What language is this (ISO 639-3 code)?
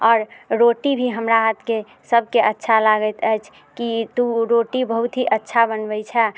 mai